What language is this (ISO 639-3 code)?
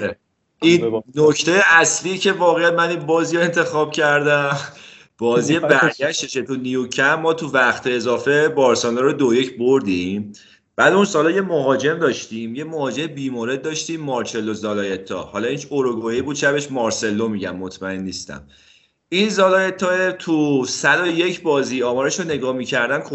fas